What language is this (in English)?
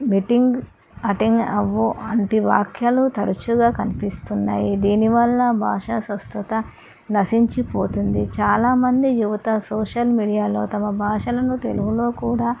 Telugu